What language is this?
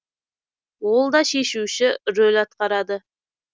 Kazakh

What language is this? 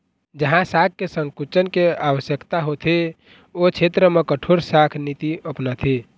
Chhattisgarhi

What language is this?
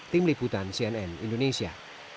Indonesian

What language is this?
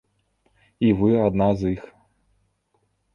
Belarusian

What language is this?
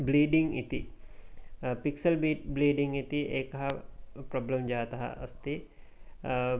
Sanskrit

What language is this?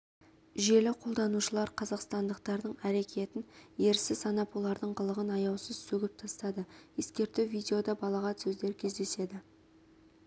Kazakh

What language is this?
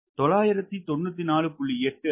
Tamil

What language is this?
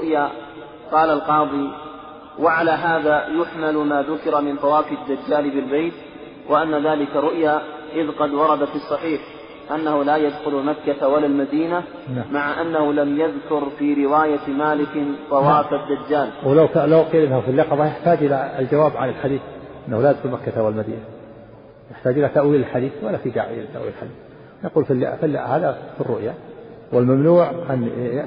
Arabic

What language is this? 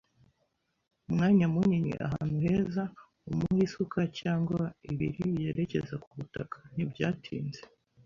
Kinyarwanda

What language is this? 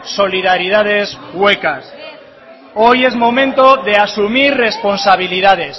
Spanish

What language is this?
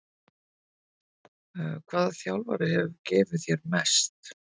Icelandic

